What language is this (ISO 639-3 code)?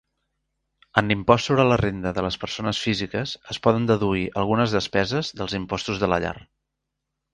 cat